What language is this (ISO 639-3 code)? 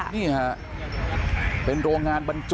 tha